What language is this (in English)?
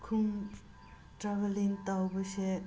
Manipuri